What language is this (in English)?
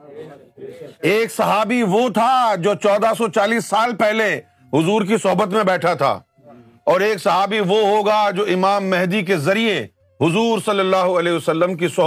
Urdu